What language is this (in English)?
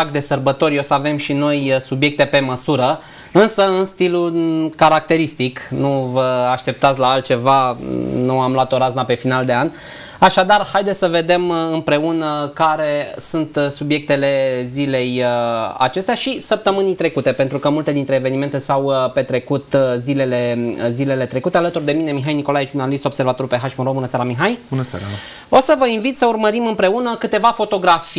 Romanian